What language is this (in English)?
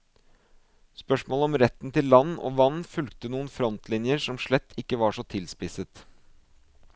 Norwegian